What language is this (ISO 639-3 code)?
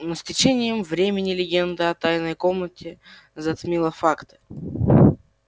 rus